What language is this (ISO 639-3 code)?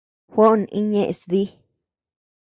cux